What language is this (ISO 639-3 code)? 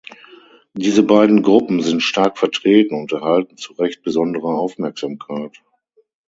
deu